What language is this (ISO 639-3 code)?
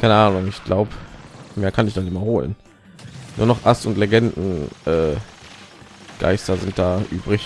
deu